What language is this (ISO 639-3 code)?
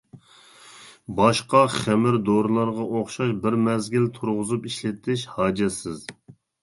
uig